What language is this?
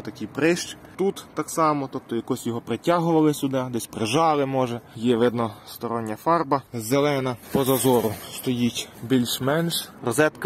Ukrainian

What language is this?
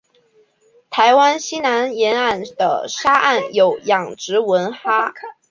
Chinese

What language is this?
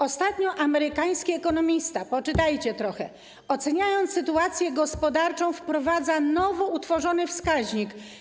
Polish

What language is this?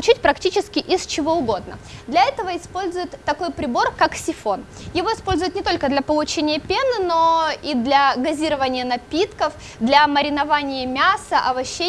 Russian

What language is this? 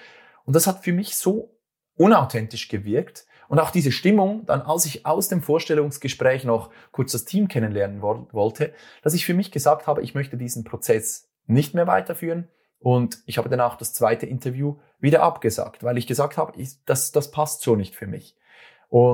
German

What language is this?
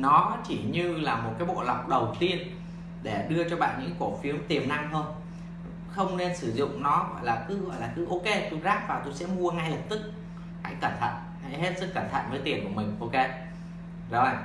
Vietnamese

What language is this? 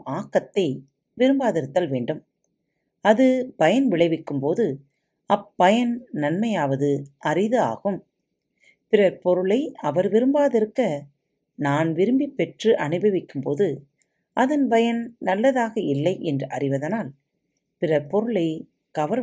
Tamil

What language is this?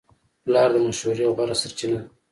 Pashto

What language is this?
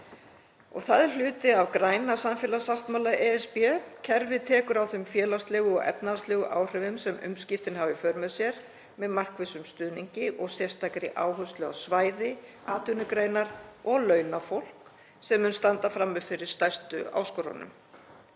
Icelandic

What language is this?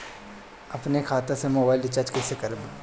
Bhojpuri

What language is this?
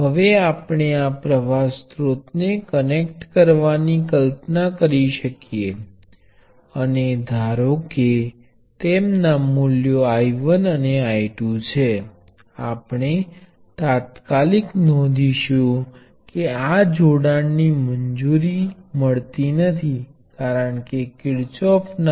Gujarati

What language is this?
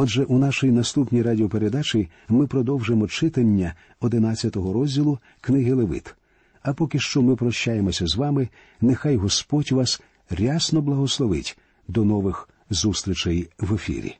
Ukrainian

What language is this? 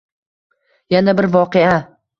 Uzbek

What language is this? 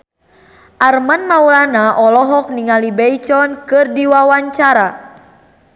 Sundanese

